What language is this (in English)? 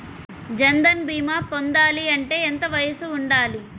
Telugu